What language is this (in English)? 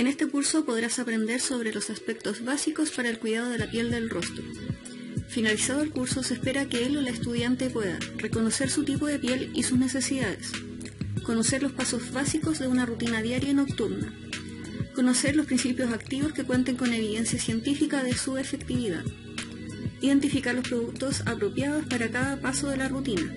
Spanish